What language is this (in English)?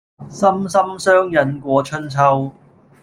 Cantonese